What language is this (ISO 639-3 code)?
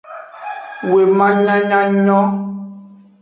ajg